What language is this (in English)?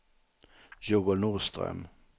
Swedish